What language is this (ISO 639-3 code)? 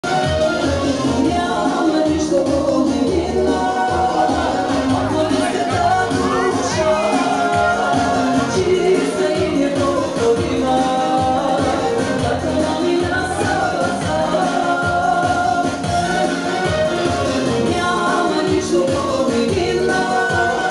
ron